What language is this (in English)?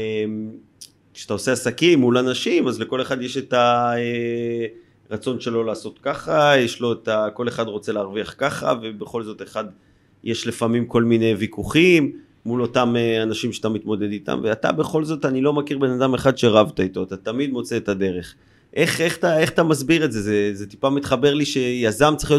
Hebrew